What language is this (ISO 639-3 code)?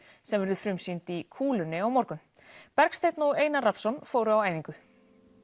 isl